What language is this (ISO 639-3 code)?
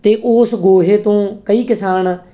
pan